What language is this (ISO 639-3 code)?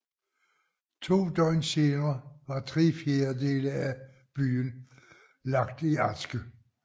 dan